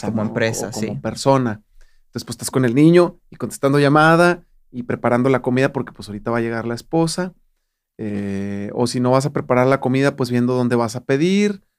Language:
Spanish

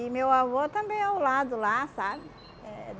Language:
Portuguese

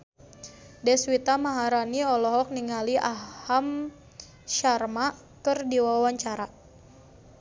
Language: Sundanese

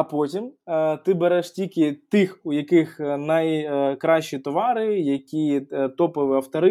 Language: Ukrainian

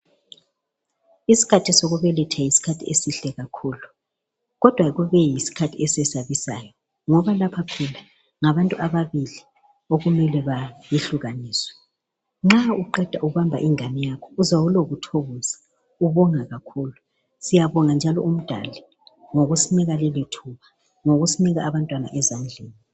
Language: North Ndebele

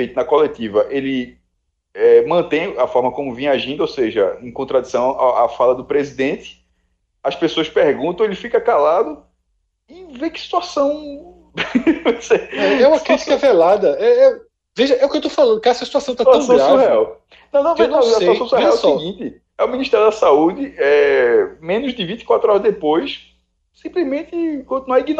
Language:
Portuguese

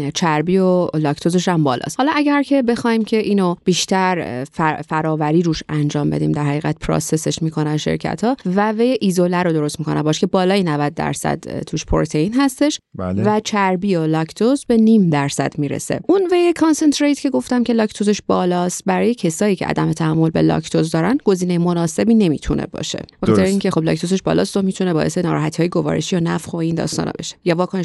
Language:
Persian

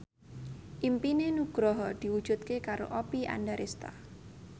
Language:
Javanese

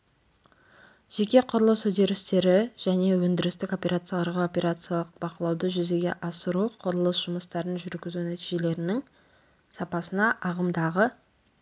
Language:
Kazakh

